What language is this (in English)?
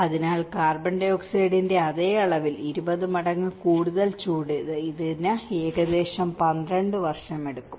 Malayalam